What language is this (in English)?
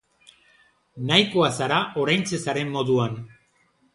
Basque